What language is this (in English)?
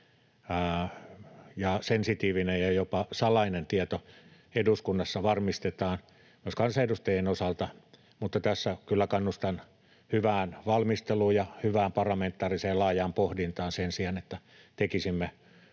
Finnish